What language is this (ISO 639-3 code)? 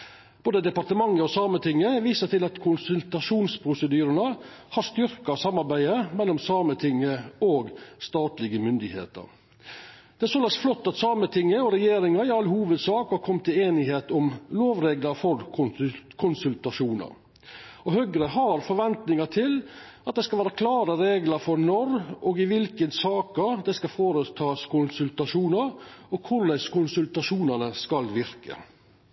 nno